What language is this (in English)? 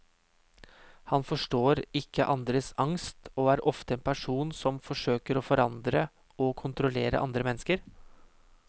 Norwegian